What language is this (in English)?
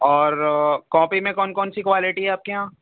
Urdu